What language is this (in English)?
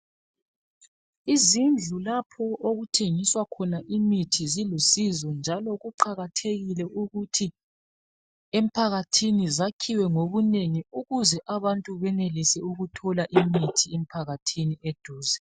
North Ndebele